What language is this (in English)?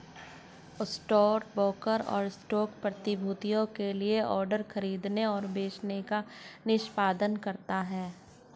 Hindi